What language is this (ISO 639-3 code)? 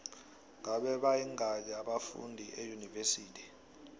nbl